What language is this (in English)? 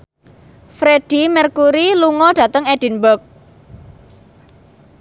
Javanese